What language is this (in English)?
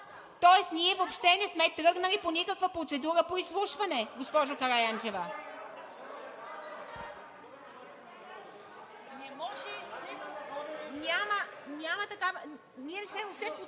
Bulgarian